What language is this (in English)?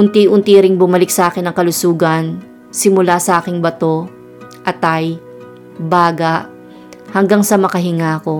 Filipino